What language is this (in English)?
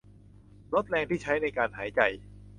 Thai